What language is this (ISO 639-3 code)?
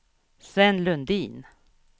swe